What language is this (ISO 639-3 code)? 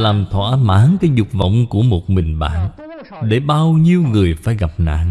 vie